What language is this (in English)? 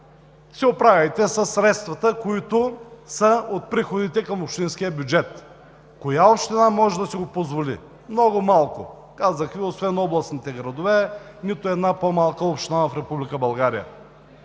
Bulgarian